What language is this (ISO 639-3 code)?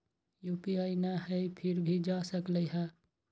mag